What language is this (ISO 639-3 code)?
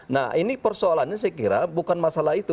ind